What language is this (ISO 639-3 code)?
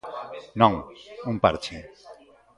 glg